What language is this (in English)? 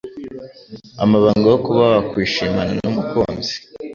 Kinyarwanda